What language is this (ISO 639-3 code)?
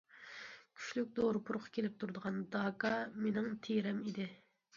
uig